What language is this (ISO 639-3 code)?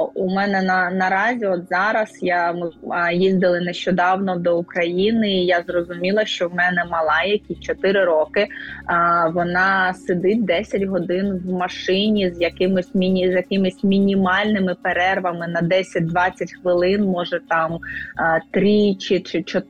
ukr